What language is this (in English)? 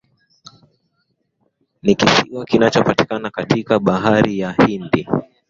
Swahili